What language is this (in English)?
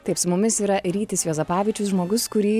Lithuanian